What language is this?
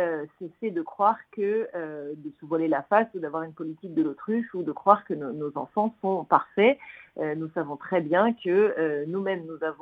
French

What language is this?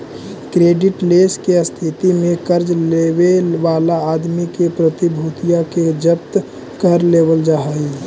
Magahi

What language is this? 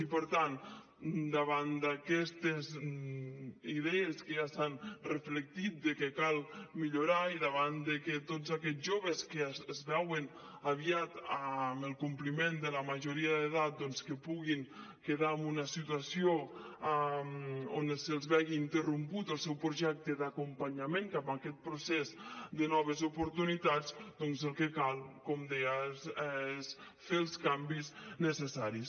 Catalan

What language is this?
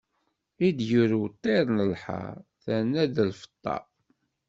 Kabyle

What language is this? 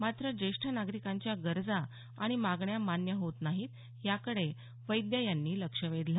Marathi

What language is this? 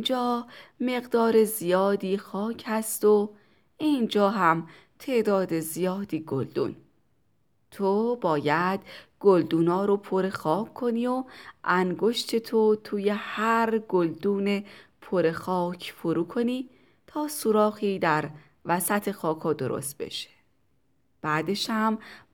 Persian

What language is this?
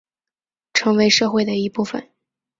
Chinese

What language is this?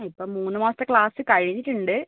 Malayalam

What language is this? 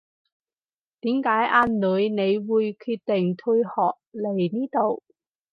Cantonese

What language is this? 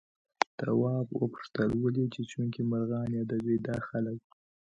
Pashto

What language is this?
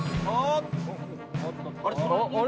Japanese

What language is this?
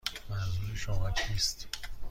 Persian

